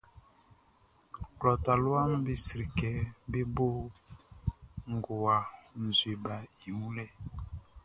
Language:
Baoulé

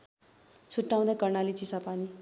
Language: Nepali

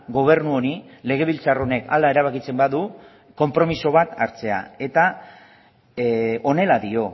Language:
Basque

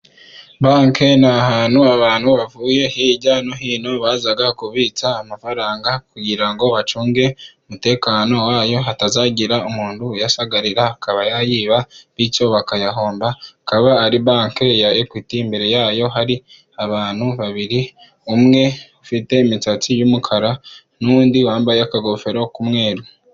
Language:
Kinyarwanda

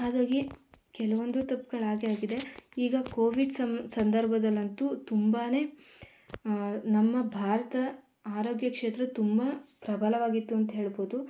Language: Kannada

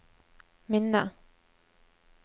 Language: Norwegian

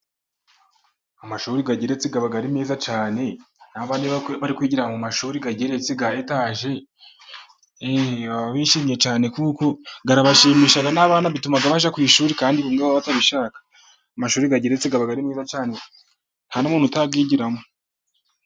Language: Kinyarwanda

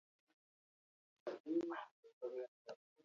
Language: Basque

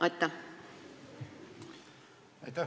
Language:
Estonian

